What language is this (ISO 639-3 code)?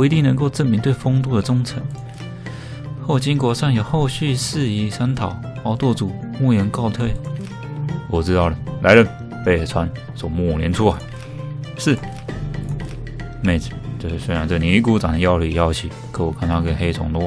zho